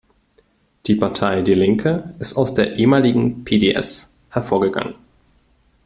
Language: German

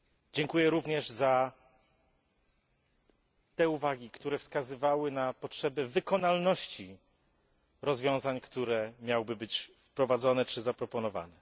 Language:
Polish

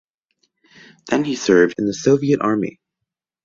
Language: English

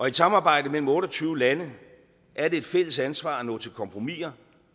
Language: Danish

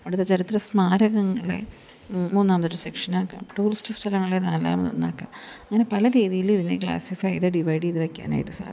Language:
Malayalam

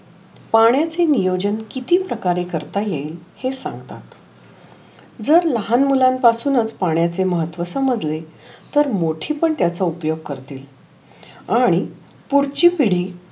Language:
Marathi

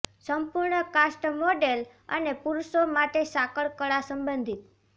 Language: Gujarati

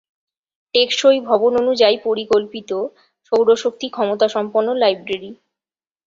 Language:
Bangla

